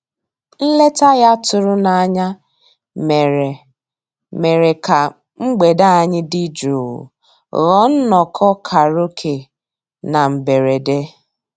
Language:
Igbo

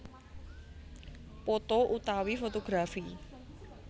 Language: Javanese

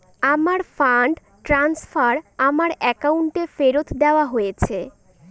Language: Bangla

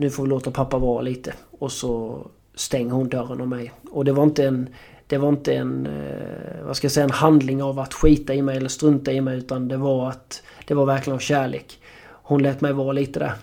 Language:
Swedish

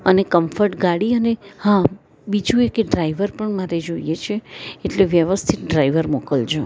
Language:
Gujarati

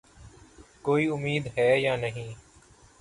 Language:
Urdu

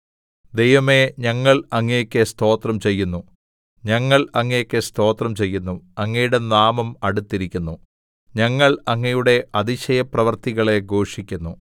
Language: Malayalam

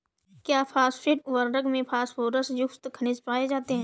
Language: Hindi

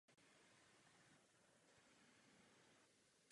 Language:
Czech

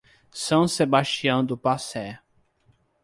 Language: Portuguese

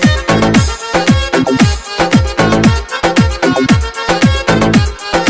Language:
Vietnamese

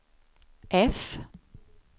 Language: Swedish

